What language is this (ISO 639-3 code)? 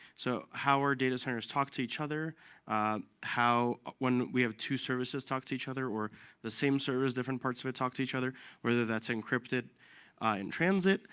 eng